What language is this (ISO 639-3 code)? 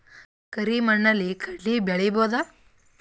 kan